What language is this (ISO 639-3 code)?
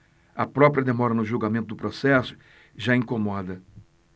por